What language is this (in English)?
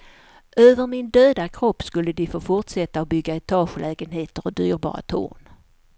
Swedish